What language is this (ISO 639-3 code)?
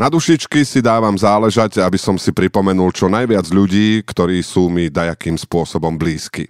slk